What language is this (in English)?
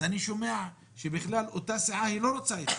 Hebrew